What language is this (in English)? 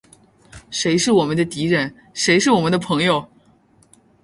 Chinese